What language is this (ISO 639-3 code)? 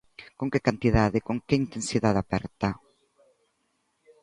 glg